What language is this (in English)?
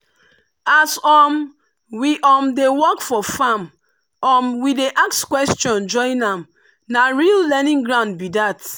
Nigerian Pidgin